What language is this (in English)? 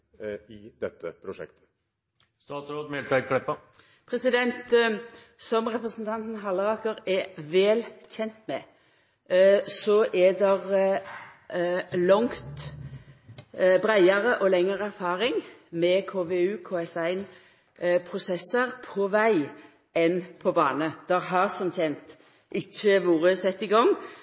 Norwegian